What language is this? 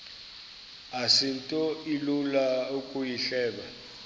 Xhosa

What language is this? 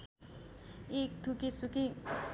Nepali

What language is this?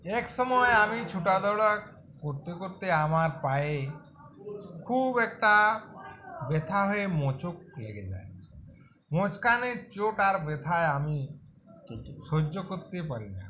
Bangla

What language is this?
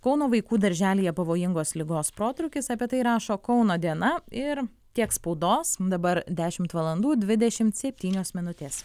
Lithuanian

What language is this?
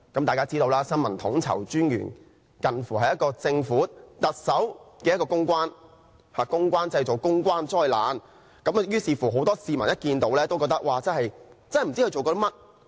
Cantonese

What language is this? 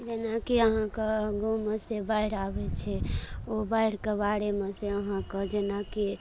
Maithili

